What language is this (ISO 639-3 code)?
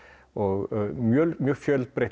isl